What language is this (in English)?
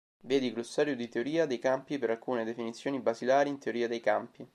Italian